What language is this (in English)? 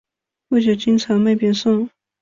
Chinese